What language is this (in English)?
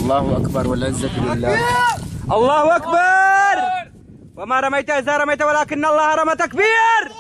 Arabic